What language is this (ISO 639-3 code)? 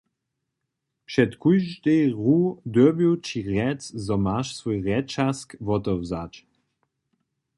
hsb